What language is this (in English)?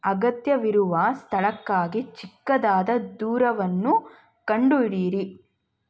Kannada